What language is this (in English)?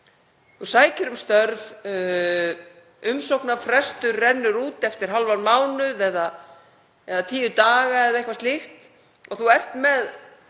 Icelandic